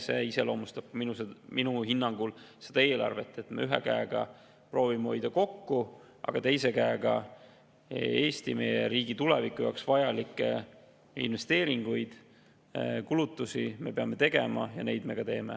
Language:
Estonian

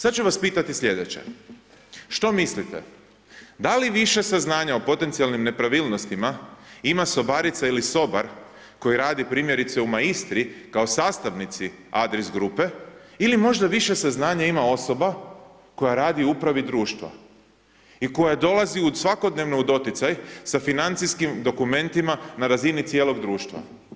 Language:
Croatian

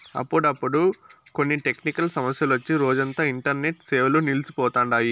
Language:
Telugu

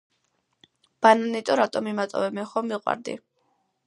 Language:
Georgian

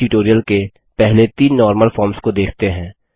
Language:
Hindi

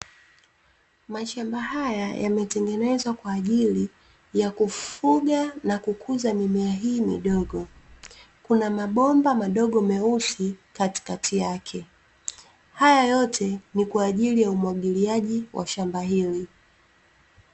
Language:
Swahili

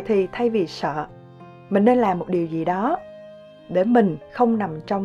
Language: Vietnamese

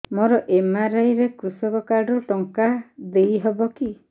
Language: Odia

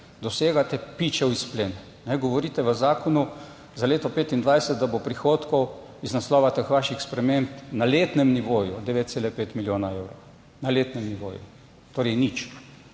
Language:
Slovenian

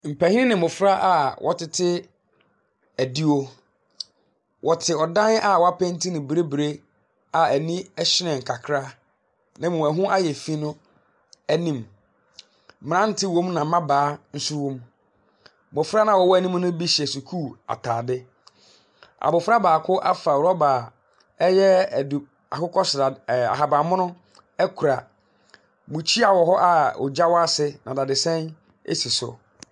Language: Akan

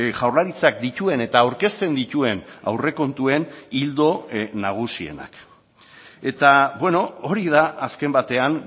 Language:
Basque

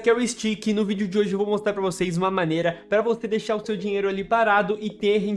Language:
Portuguese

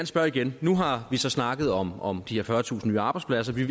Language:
Danish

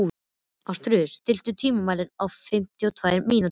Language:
Icelandic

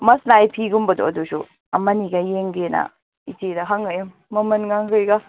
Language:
Manipuri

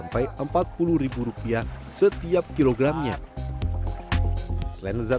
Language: Indonesian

